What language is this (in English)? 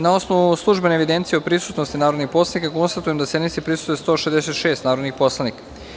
Serbian